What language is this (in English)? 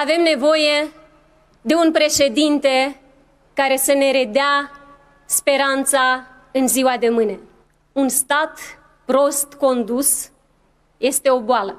Romanian